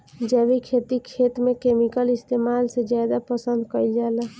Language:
Bhojpuri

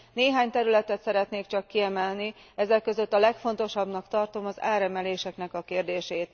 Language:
Hungarian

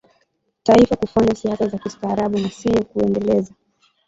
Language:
Swahili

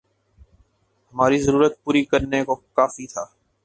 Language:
Urdu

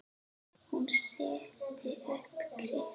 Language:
Icelandic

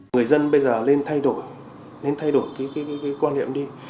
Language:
Vietnamese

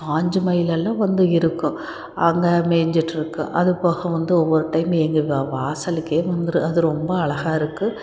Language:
Tamil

